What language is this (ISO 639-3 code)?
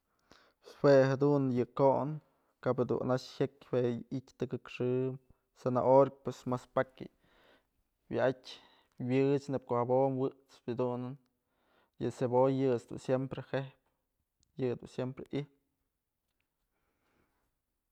mzl